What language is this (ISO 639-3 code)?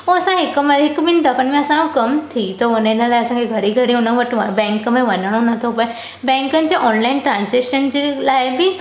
snd